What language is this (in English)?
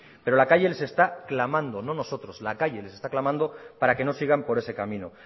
Spanish